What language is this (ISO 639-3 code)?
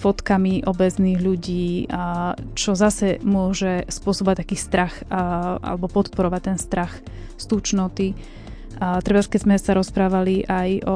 slk